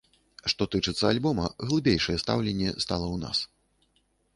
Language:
Belarusian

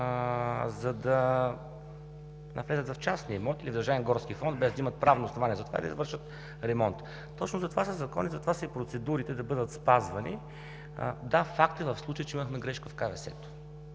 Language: Bulgarian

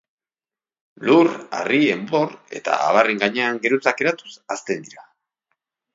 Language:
Basque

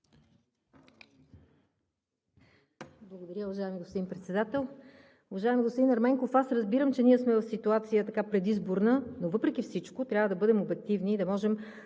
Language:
Bulgarian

